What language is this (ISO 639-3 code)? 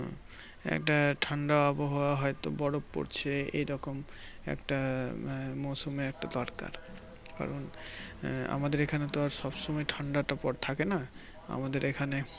ben